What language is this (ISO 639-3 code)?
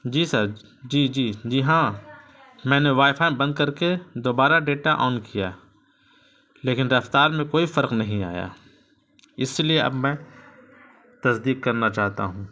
urd